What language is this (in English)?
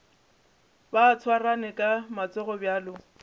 Northern Sotho